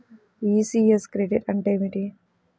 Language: Telugu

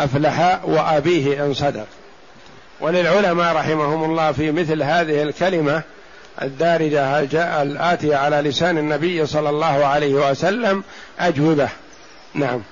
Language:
Arabic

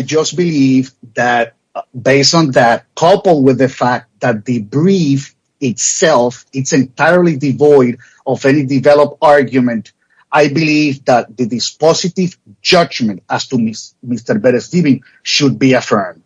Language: English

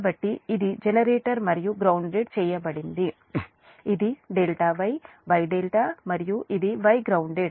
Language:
Telugu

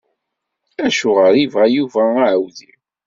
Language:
Kabyle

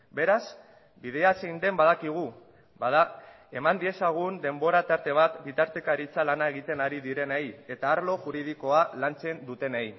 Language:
Basque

